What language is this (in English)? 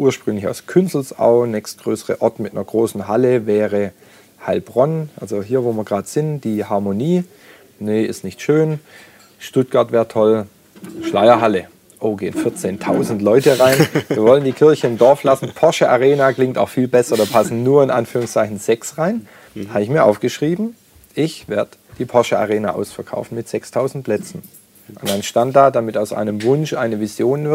German